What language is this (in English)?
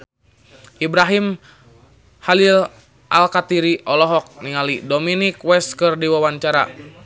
Sundanese